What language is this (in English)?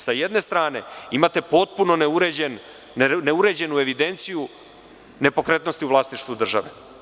Serbian